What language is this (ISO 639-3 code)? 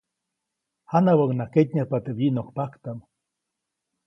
zoc